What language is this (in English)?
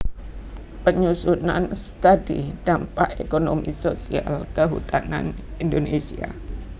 Javanese